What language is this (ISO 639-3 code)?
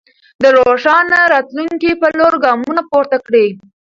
pus